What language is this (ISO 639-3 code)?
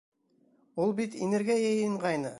bak